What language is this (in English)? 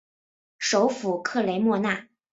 Chinese